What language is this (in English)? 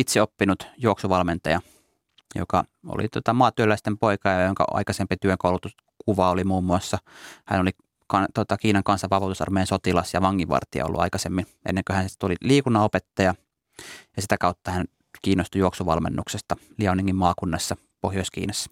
Finnish